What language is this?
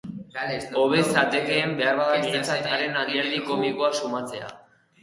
Basque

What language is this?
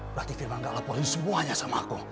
Indonesian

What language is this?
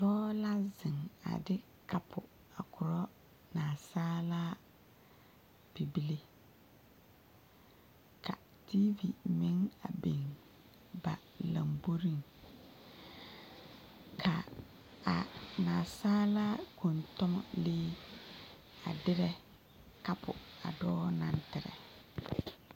Southern Dagaare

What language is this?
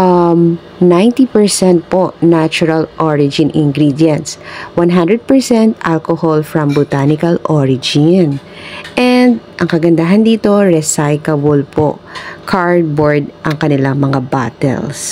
Filipino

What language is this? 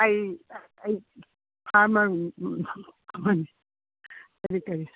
Manipuri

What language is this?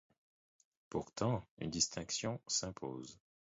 French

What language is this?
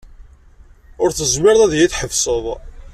Kabyle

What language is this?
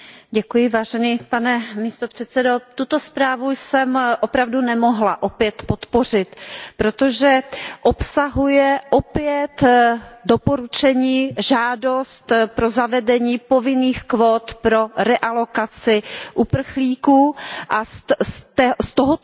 Czech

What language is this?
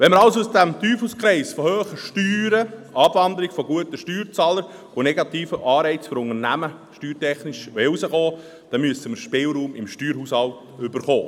Swiss German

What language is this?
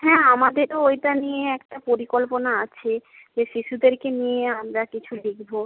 Bangla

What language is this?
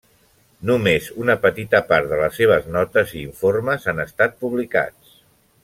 Catalan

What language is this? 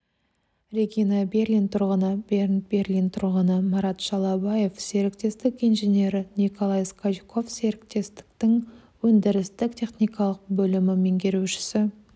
Kazakh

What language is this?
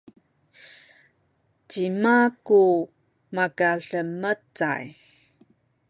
Sakizaya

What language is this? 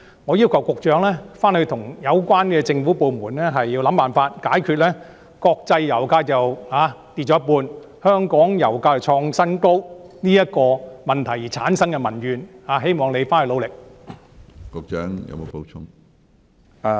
Cantonese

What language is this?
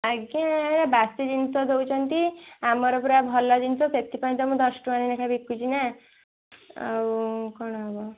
Odia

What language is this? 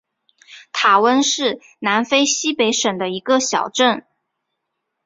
Chinese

